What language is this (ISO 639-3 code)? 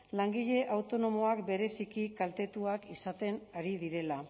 eus